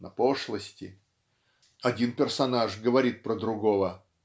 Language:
Russian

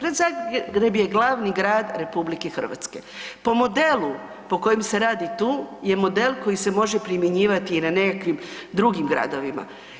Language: Croatian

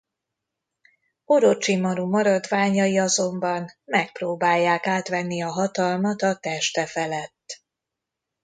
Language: Hungarian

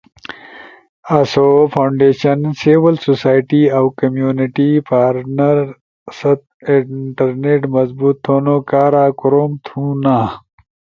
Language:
Ushojo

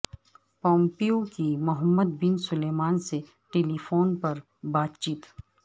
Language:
Urdu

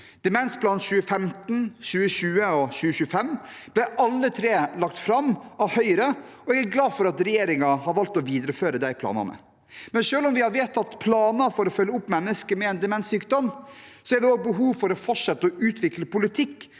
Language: Norwegian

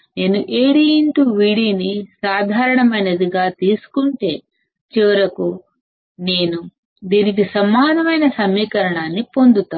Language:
Telugu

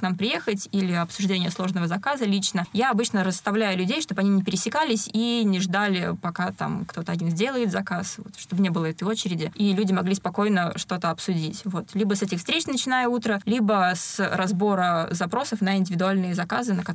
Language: Russian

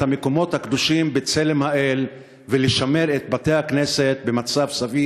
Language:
Hebrew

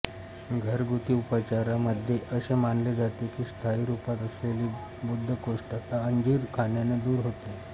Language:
Marathi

